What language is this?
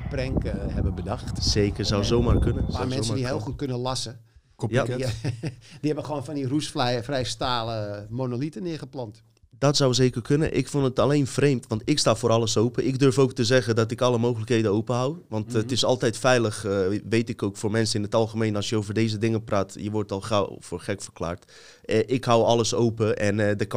Dutch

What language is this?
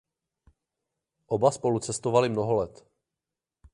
Czech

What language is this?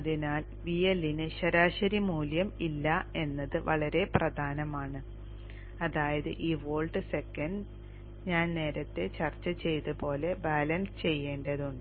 Malayalam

